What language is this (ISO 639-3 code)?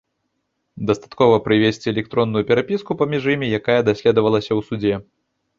bel